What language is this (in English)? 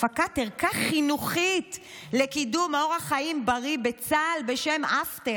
Hebrew